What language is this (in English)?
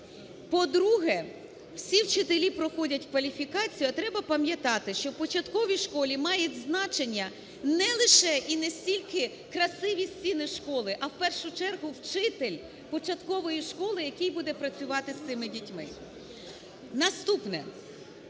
Ukrainian